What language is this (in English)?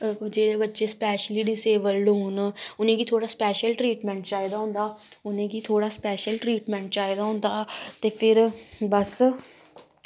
Dogri